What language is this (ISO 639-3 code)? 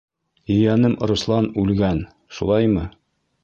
bak